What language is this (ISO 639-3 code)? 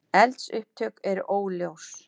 isl